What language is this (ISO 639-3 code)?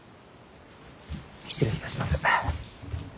jpn